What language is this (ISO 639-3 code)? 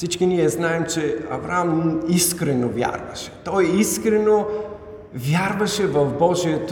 bul